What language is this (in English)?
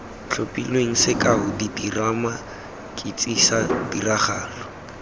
Tswana